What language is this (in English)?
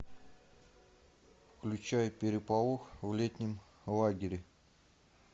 Russian